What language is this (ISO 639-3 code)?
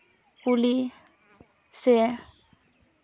sat